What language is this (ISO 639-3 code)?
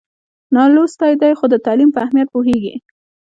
pus